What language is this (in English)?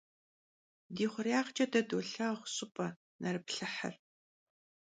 Kabardian